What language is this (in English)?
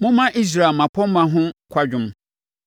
Akan